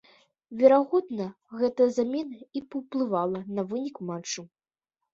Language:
Belarusian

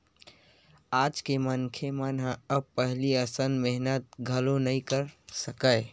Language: Chhattisgarhi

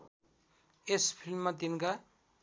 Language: Nepali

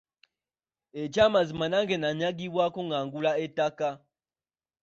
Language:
Ganda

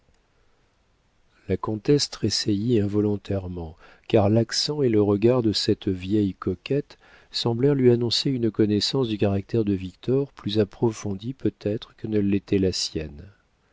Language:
French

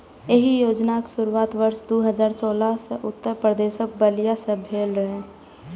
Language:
Maithili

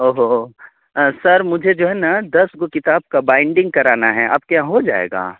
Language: Urdu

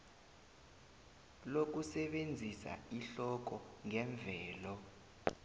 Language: South Ndebele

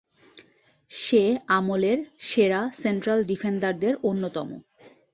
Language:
Bangla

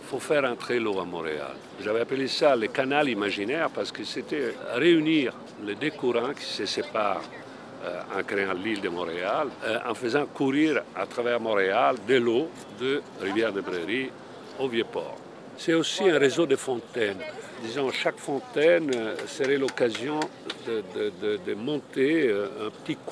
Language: French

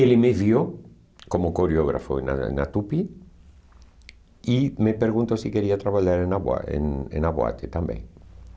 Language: Portuguese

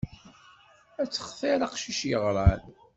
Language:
Kabyle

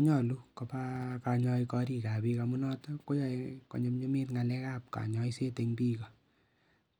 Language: Kalenjin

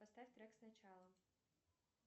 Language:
Russian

